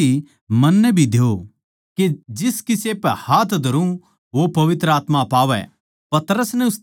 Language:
Haryanvi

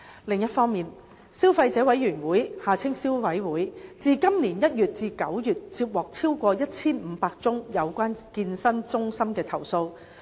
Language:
Cantonese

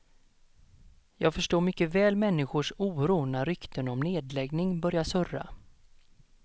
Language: Swedish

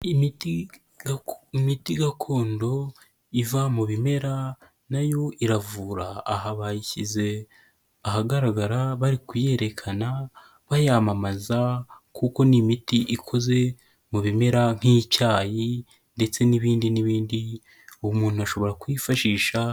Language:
Kinyarwanda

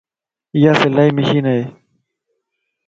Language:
Lasi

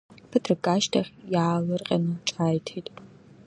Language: Abkhazian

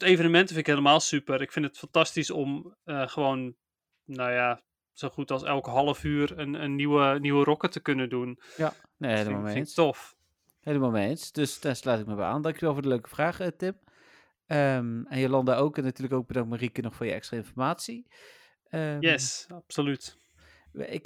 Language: Dutch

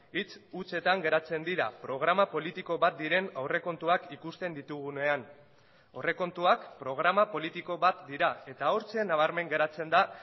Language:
Basque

